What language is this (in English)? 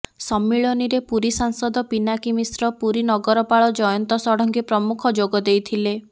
Odia